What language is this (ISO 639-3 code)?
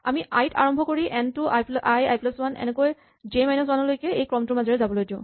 asm